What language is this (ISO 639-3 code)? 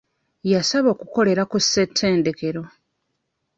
lug